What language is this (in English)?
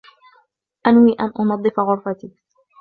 Arabic